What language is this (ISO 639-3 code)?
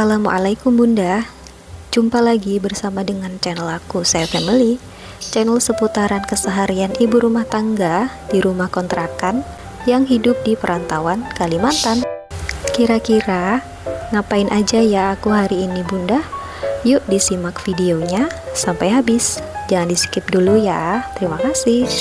ind